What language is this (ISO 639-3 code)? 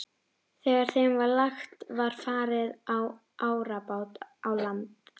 isl